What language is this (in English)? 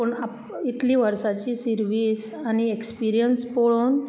Konkani